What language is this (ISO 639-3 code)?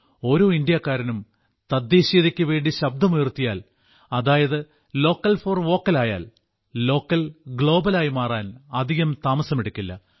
mal